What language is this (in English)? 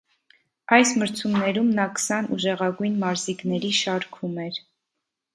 Armenian